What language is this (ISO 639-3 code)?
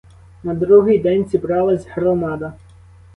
ukr